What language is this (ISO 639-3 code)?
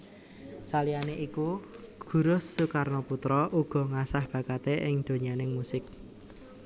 jav